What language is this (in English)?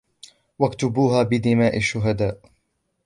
Arabic